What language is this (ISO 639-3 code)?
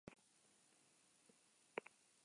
eus